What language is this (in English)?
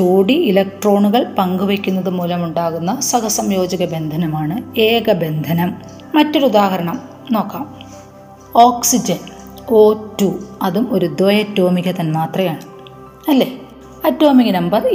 Malayalam